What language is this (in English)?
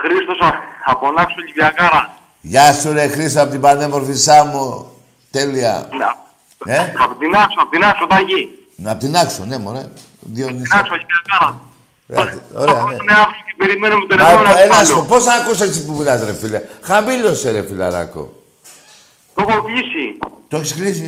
Greek